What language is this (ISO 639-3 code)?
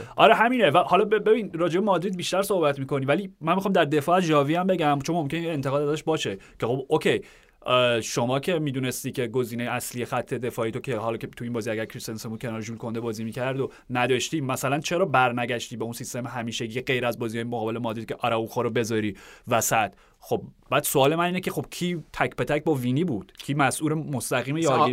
fas